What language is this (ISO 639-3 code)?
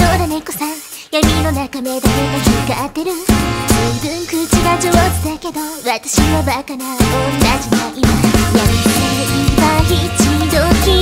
kor